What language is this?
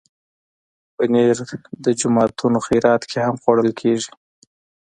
Pashto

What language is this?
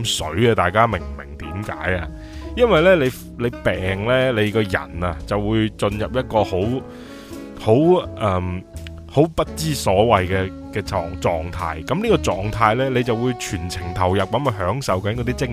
Chinese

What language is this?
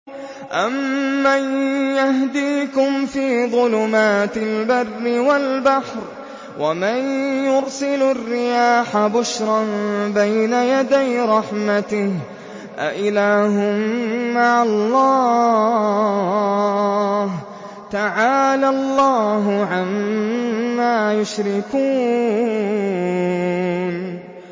Arabic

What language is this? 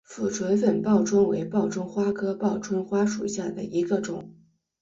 Chinese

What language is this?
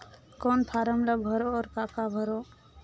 Chhattisgarhi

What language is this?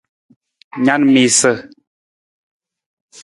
Nawdm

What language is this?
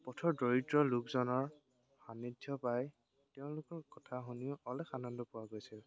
Assamese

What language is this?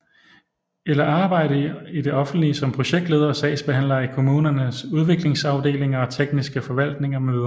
Danish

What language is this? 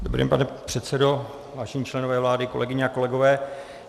Czech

